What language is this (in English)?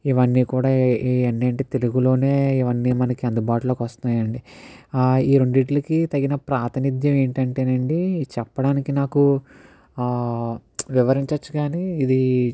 Telugu